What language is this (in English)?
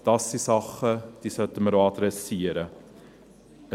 Swiss German